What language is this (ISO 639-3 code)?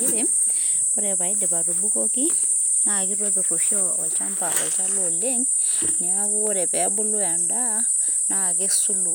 mas